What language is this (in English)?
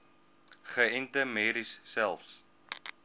Afrikaans